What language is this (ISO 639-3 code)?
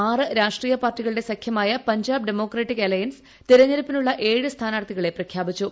mal